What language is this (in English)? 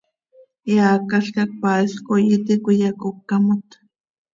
Seri